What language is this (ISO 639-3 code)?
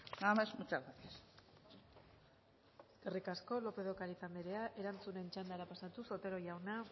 eus